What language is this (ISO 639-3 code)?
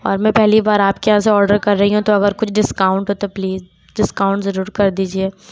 urd